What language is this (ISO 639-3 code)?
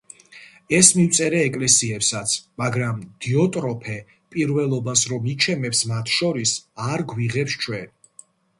kat